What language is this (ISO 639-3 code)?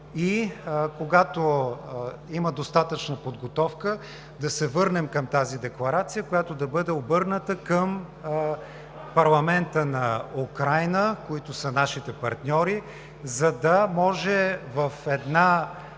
bul